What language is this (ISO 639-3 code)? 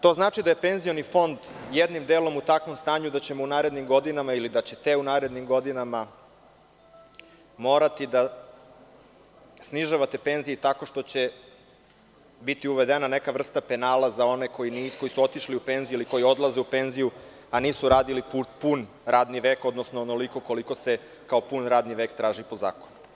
srp